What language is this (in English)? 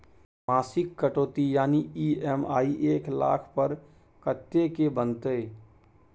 Maithili